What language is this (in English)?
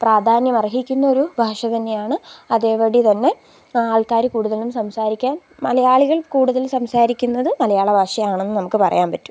Malayalam